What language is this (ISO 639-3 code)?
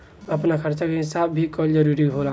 bho